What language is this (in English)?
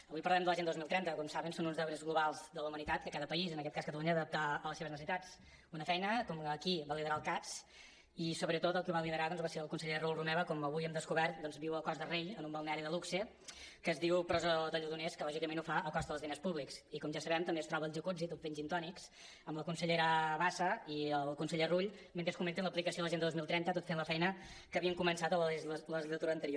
Catalan